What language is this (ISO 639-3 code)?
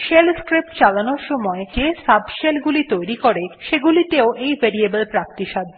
ben